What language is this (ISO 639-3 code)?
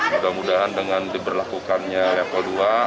ind